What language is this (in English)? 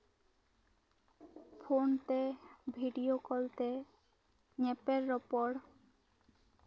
Santali